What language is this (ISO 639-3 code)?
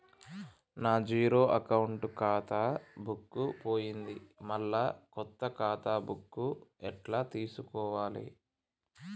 tel